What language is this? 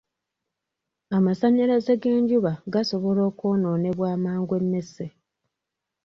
Ganda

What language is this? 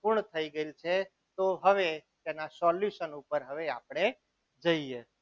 Gujarati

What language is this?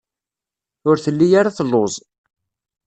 Kabyle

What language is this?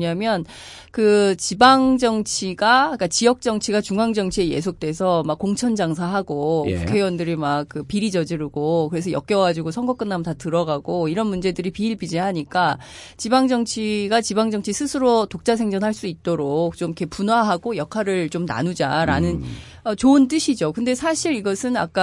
Korean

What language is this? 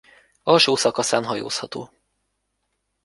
Hungarian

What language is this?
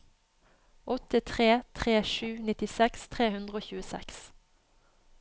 Norwegian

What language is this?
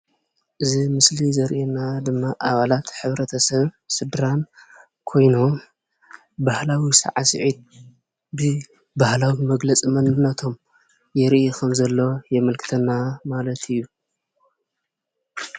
Tigrinya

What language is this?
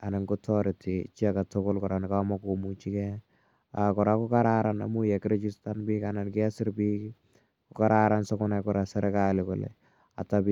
Kalenjin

